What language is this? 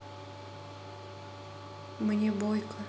Russian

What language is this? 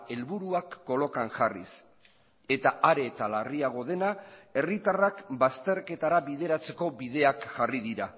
Basque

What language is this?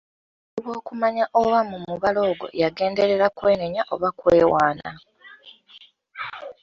Ganda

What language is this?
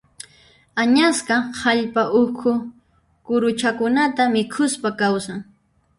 Puno Quechua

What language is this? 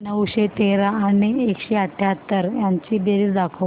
Marathi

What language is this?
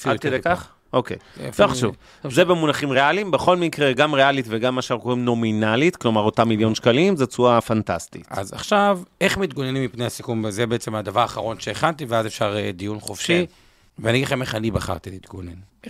Hebrew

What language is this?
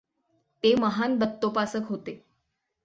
Marathi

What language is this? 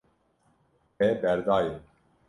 Kurdish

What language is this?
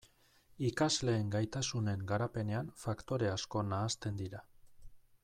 Basque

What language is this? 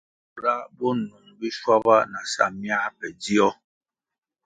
Kwasio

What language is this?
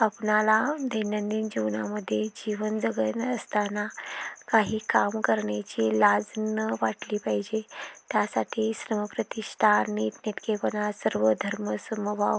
Marathi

